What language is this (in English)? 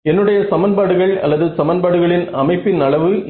Tamil